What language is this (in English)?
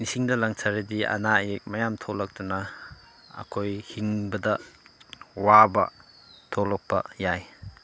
Manipuri